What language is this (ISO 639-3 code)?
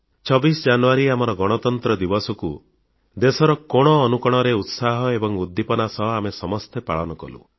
ori